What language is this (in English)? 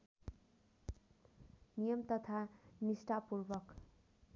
Nepali